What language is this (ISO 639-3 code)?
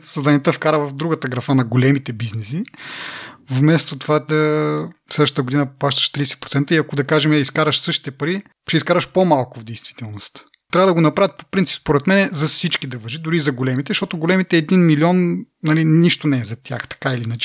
bul